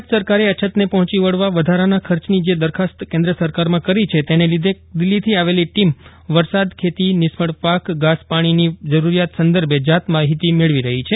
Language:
Gujarati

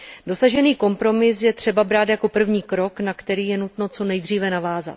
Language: Czech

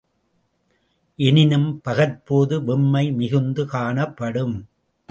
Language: Tamil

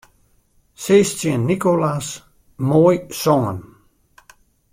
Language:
Western Frisian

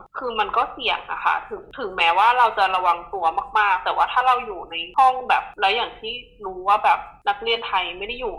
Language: Thai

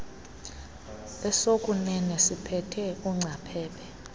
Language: Xhosa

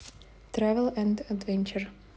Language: Russian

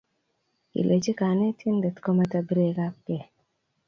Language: Kalenjin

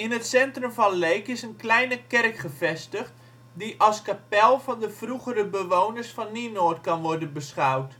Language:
Dutch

